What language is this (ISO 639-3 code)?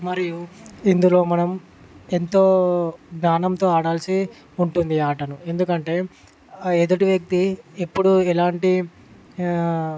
tel